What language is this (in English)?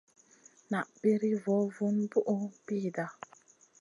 Masana